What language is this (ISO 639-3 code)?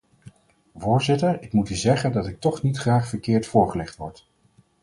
nld